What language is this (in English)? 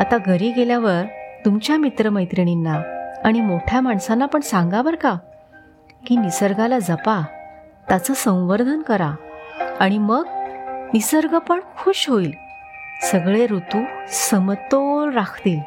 Marathi